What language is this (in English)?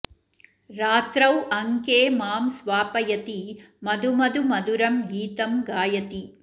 Sanskrit